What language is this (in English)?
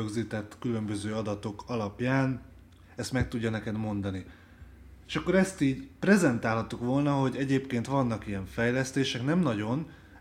Hungarian